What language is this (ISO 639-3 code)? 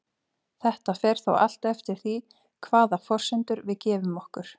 isl